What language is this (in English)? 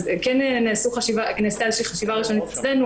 Hebrew